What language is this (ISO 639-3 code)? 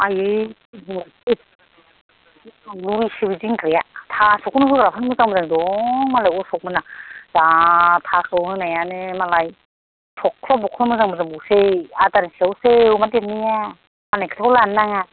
brx